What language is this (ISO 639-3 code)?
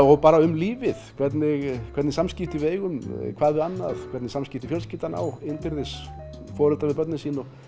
isl